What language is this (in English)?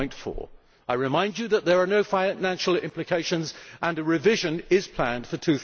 English